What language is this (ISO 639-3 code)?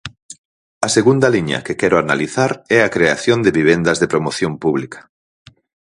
glg